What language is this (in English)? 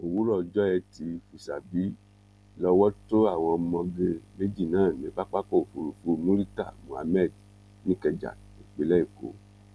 Yoruba